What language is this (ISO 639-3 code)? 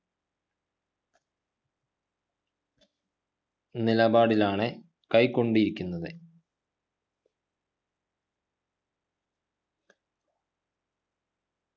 mal